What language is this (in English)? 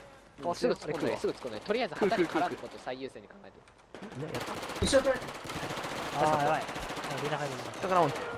Japanese